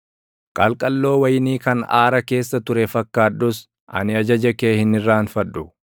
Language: Oromo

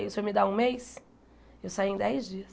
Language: Portuguese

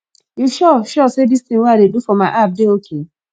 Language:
Nigerian Pidgin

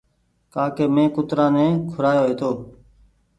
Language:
Goaria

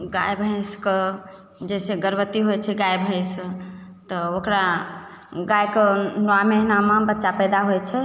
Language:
Maithili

